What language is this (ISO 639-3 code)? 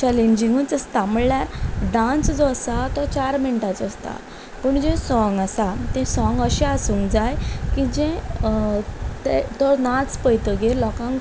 kok